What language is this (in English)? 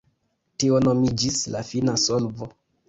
Esperanto